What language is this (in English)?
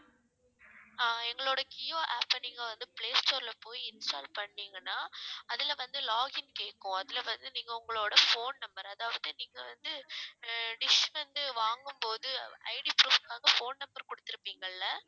Tamil